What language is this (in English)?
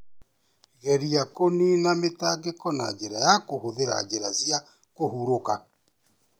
Kikuyu